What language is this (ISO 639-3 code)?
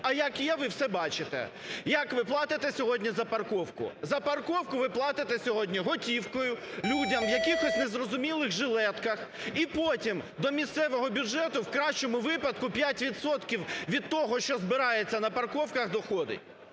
ukr